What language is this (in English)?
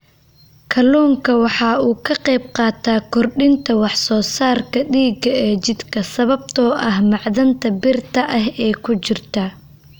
Somali